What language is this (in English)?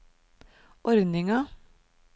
Norwegian